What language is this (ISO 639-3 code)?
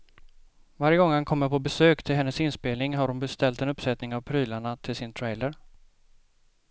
swe